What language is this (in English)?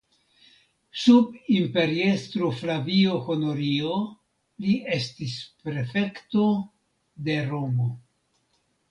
Esperanto